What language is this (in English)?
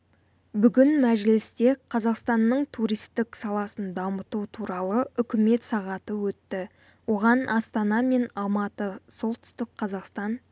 Kazakh